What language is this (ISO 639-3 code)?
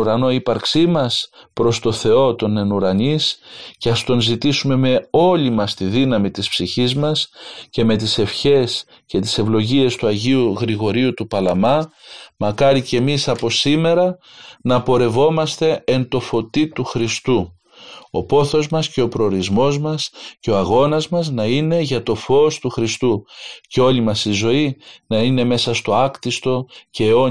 ell